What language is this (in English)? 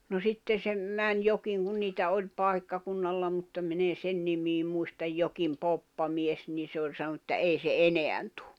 Finnish